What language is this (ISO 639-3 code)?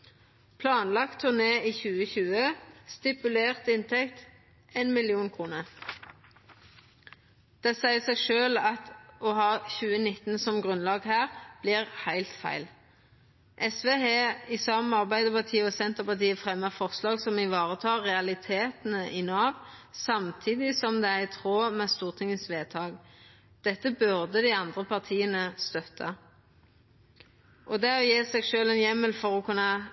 nno